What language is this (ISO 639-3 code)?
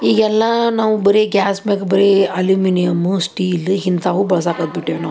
kan